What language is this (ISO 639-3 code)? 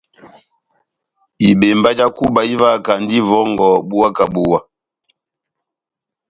bnm